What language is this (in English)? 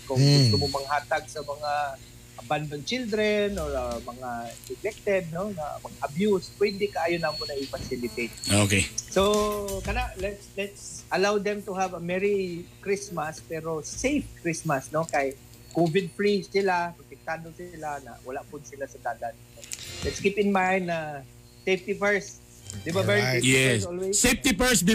Filipino